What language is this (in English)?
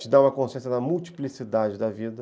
Portuguese